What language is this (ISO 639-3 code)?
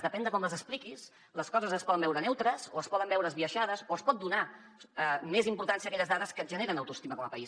cat